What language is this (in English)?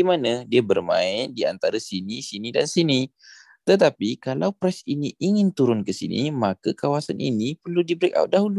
Malay